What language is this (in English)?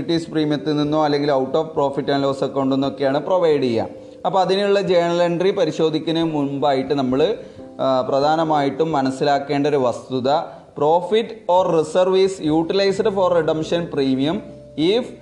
Malayalam